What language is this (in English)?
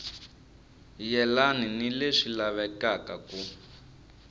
Tsonga